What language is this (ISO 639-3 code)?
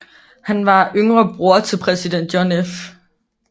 dan